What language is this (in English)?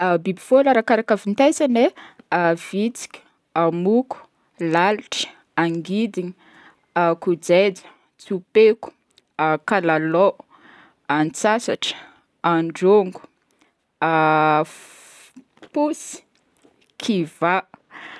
Northern Betsimisaraka Malagasy